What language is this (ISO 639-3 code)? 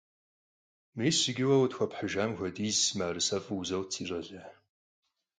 kbd